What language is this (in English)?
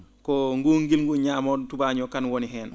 Fula